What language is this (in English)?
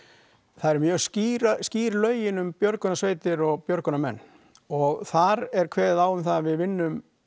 Icelandic